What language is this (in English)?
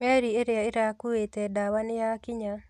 Kikuyu